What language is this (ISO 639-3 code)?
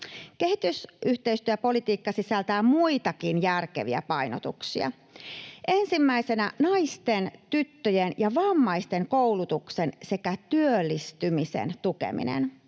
fin